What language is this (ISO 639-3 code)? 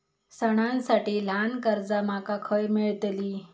mar